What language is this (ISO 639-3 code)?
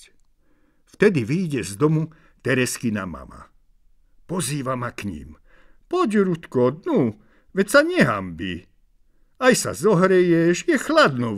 ces